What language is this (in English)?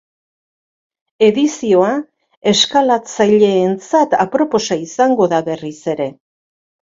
Basque